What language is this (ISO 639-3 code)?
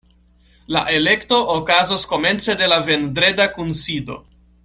epo